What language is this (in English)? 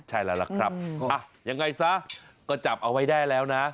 Thai